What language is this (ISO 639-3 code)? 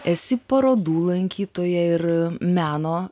lit